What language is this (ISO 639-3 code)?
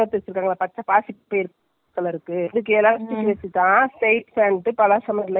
tam